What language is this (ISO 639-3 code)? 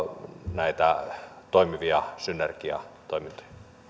fin